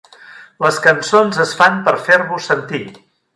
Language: Catalan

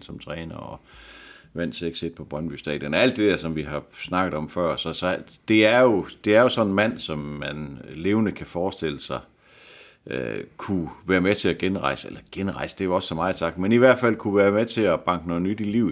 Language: Danish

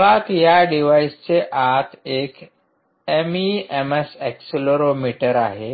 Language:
Marathi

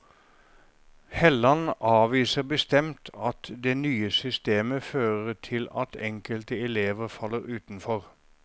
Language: Norwegian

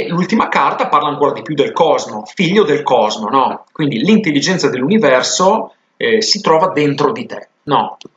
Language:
Italian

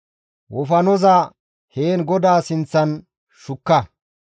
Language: Gamo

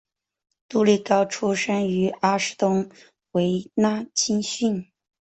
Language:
Chinese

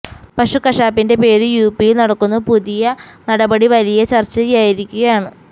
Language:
Malayalam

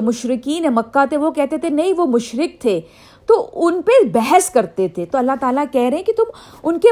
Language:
Urdu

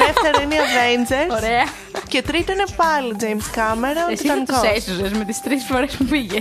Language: Greek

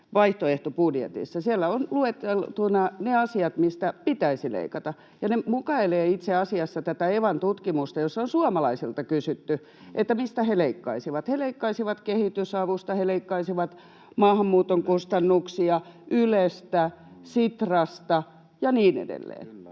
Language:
Finnish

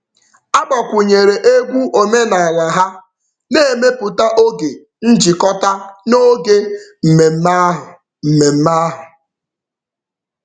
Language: Igbo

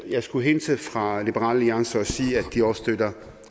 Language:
Danish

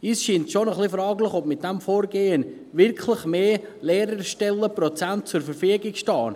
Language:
Swiss German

